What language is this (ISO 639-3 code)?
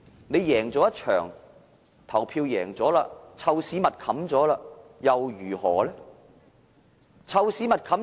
yue